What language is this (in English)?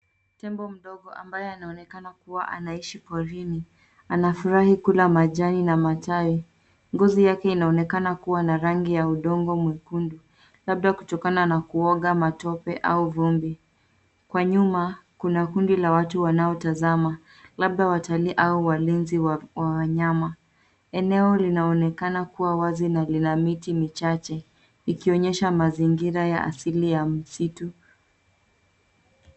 Swahili